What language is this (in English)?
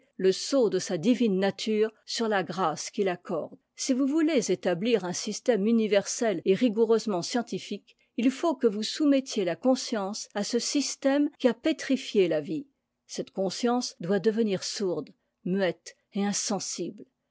French